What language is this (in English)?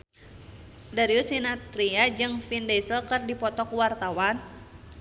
Sundanese